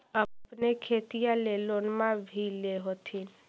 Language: Magahi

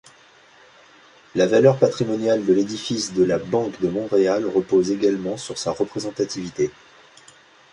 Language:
French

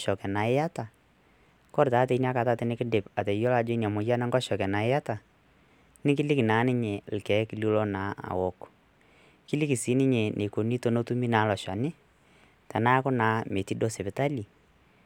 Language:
Masai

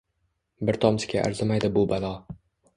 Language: Uzbek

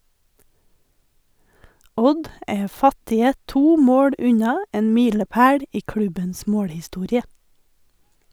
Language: Norwegian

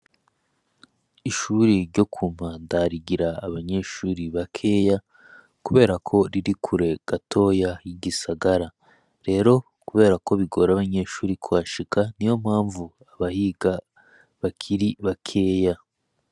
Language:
Rundi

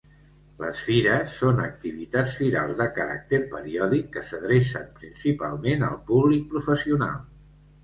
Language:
Catalan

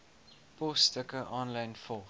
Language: Afrikaans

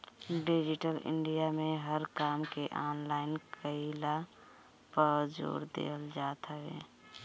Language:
Bhojpuri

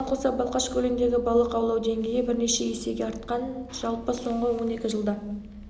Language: Kazakh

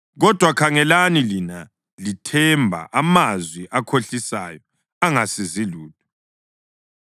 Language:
North Ndebele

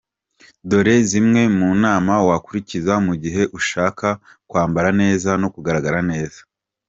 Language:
Kinyarwanda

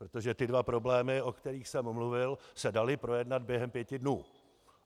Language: Czech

